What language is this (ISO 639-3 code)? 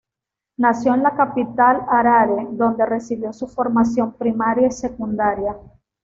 spa